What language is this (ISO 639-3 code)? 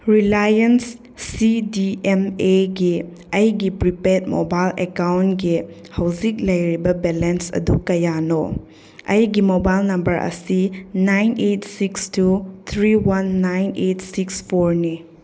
mni